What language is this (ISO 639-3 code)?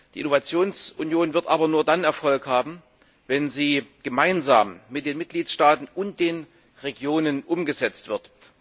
deu